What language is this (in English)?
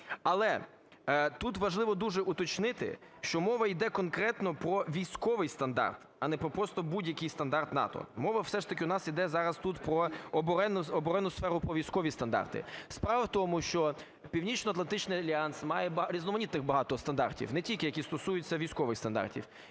Ukrainian